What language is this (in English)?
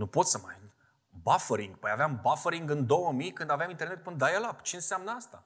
Romanian